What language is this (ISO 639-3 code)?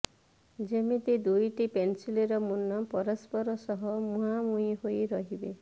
ori